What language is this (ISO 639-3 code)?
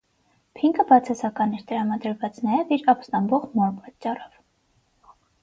hye